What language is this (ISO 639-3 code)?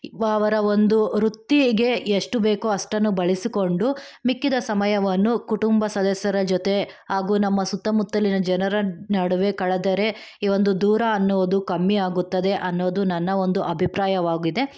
kan